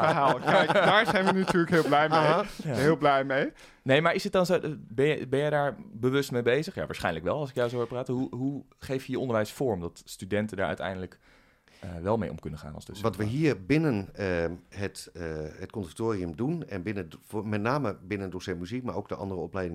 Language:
Dutch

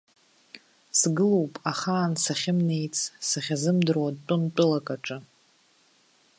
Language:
Abkhazian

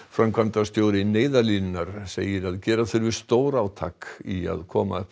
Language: Icelandic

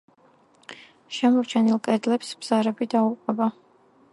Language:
Georgian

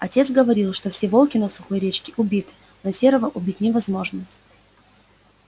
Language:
Russian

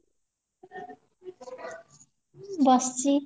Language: Odia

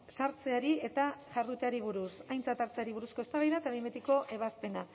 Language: Basque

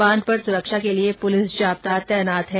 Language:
Hindi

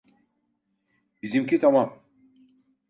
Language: Turkish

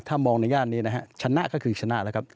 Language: Thai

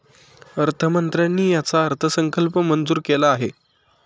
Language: Marathi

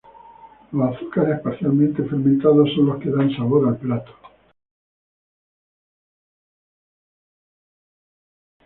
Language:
Spanish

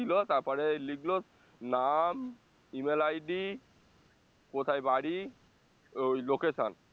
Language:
Bangla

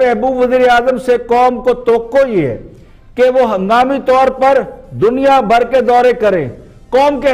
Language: Hindi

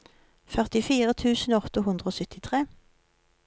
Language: Norwegian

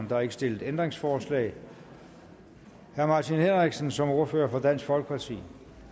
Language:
Danish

